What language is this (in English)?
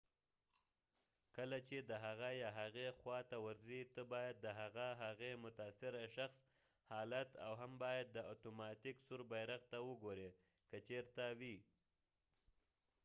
Pashto